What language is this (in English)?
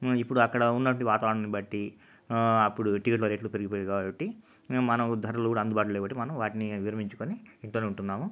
Telugu